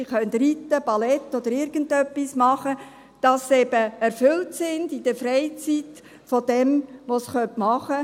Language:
Swiss German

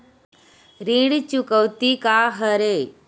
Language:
Chhattisgarhi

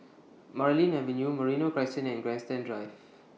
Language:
English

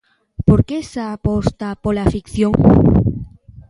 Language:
Galician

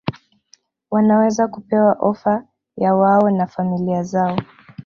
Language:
Swahili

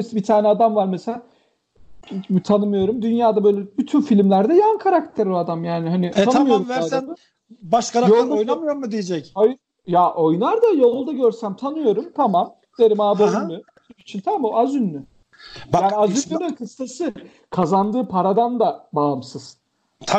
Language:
Turkish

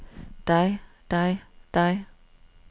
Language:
Danish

